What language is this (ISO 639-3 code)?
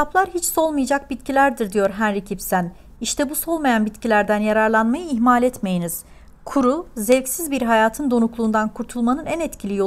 tur